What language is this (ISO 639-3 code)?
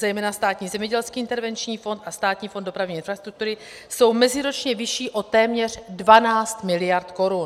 ces